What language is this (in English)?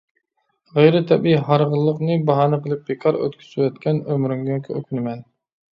Uyghur